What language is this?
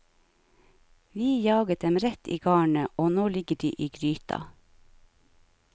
Norwegian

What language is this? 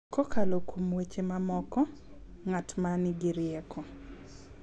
Luo (Kenya and Tanzania)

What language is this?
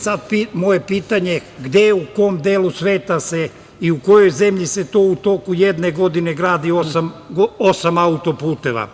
Serbian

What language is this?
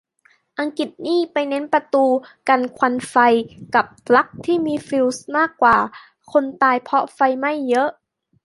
Thai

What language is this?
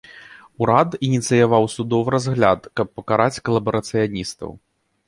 Belarusian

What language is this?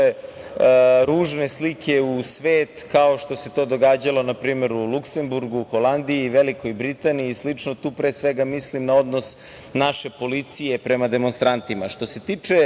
Serbian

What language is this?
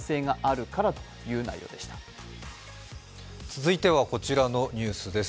Japanese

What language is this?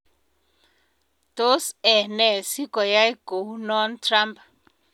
Kalenjin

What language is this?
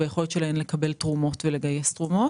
Hebrew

